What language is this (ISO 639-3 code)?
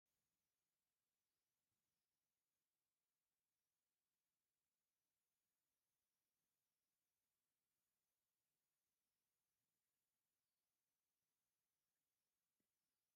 tir